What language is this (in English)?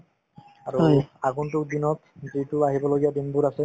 Assamese